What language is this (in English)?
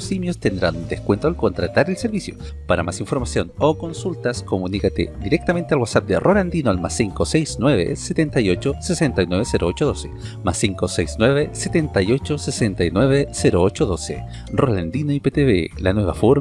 Spanish